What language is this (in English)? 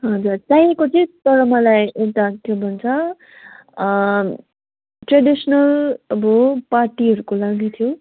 Nepali